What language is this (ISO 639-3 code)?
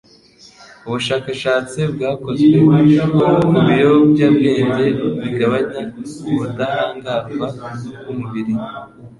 kin